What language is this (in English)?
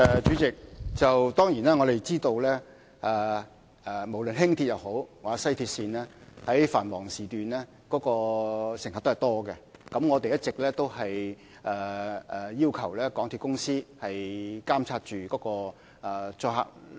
Cantonese